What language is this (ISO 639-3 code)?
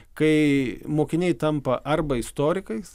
lit